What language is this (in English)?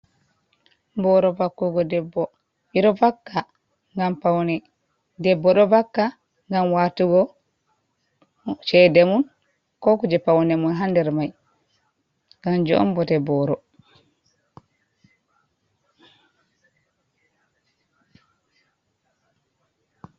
Fula